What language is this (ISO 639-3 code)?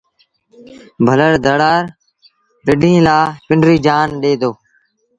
sbn